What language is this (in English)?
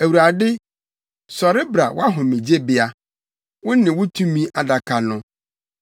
Akan